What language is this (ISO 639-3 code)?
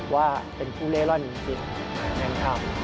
tha